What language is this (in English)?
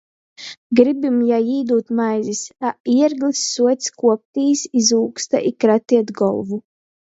Latgalian